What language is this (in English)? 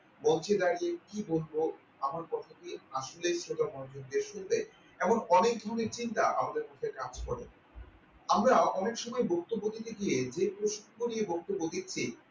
Bangla